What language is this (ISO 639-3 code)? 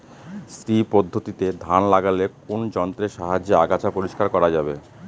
ben